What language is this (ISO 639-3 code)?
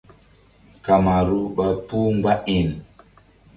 mdd